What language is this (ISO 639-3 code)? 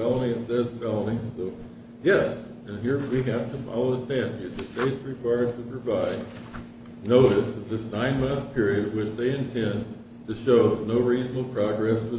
eng